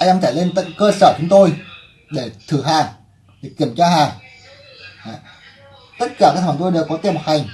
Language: Vietnamese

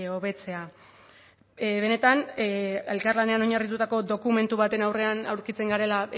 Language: Basque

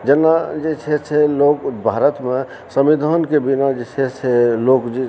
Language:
Maithili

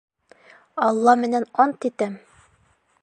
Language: Bashkir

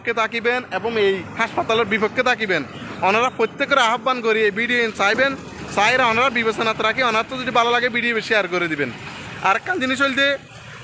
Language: Bangla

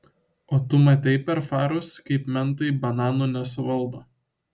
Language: Lithuanian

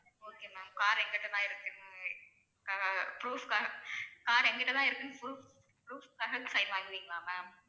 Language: Tamil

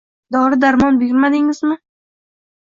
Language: Uzbek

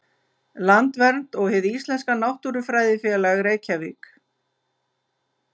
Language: Icelandic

